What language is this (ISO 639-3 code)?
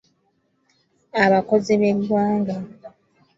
lug